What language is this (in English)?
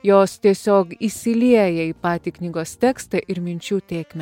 Lithuanian